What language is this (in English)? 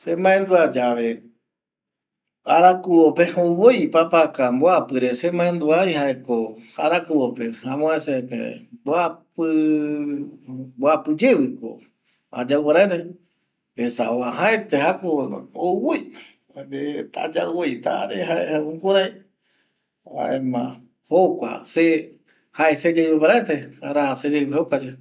Eastern Bolivian Guaraní